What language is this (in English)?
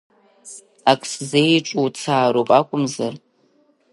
Abkhazian